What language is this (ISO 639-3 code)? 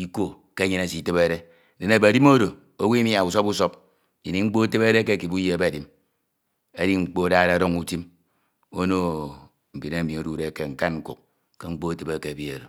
itw